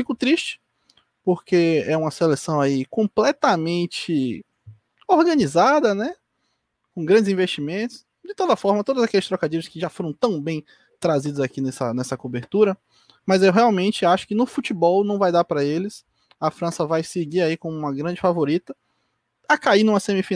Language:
Portuguese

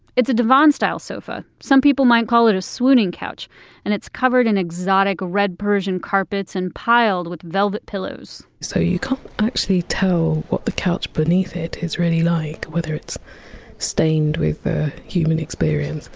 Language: English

